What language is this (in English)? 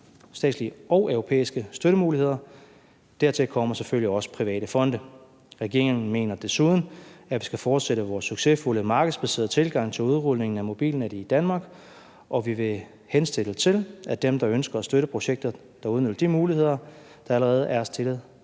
Danish